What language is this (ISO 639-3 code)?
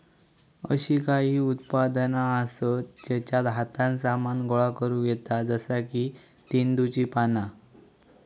mar